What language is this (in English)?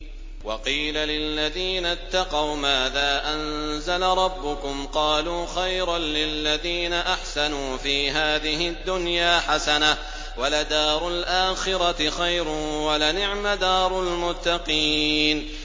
Arabic